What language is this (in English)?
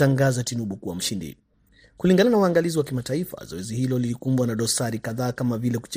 Swahili